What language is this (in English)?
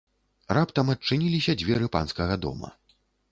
Belarusian